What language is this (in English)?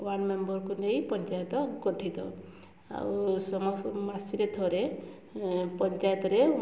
Odia